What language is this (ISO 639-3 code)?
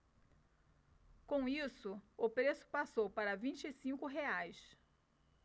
por